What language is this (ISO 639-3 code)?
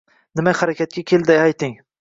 uzb